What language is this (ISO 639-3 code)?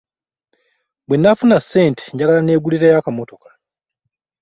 lug